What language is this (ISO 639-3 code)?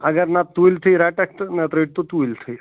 kas